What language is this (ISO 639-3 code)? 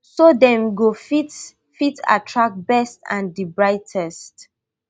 pcm